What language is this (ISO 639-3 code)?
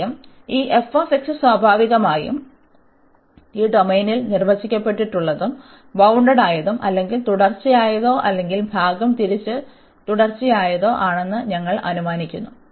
mal